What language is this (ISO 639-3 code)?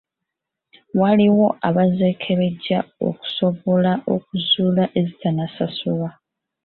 lug